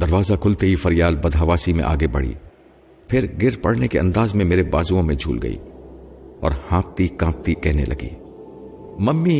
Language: Urdu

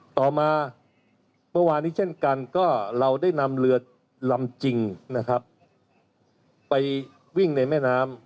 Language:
Thai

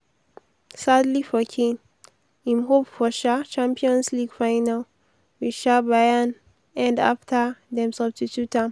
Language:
Nigerian Pidgin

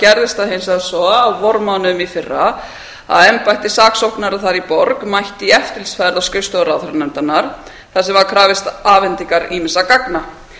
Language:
Icelandic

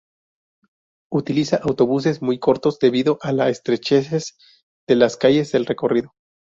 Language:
Spanish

